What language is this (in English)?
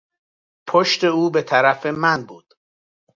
Persian